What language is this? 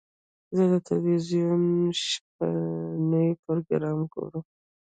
Pashto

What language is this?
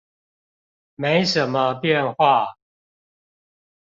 Chinese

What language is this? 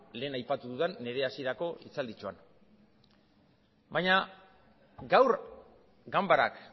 Basque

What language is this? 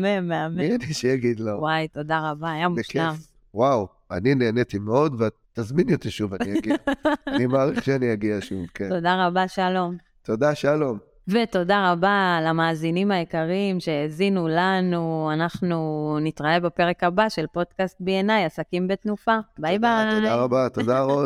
Hebrew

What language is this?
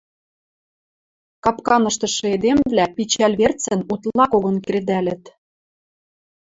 Western Mari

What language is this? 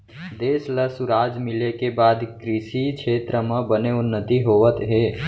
Chhattisgarhi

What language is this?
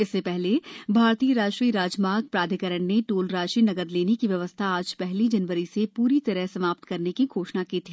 Hindi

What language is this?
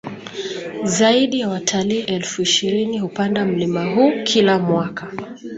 Swahili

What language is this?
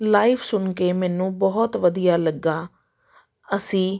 Punjabi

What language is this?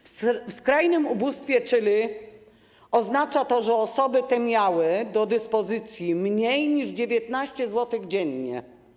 Polish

